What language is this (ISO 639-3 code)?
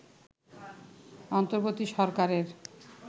ben